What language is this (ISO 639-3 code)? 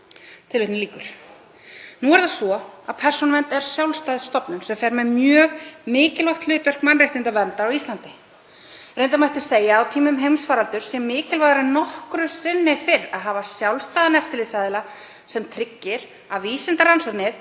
isl